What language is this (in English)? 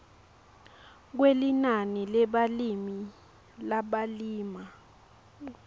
Swati